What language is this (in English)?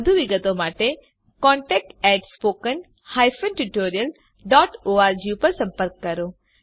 Gujarati